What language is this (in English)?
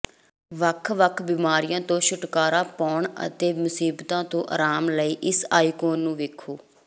Punjabi